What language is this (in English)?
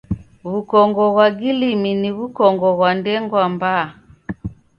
Taita